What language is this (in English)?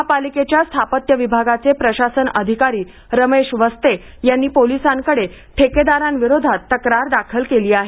Marathi